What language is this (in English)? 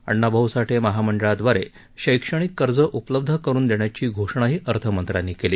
Marathi